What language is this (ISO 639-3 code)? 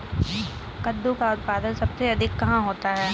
hin